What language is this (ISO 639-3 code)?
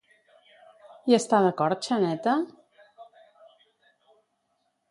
cat